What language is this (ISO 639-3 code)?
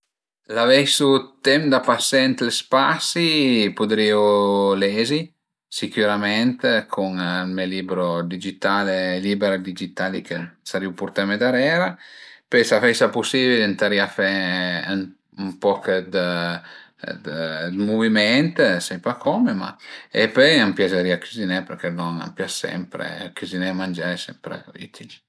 pms